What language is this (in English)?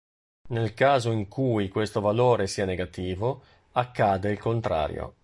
Italian